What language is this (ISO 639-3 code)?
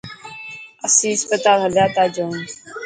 mki